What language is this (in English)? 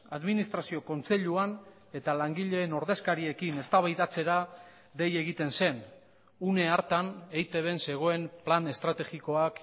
Basque